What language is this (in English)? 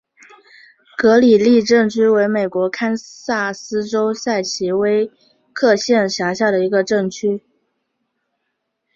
Chinese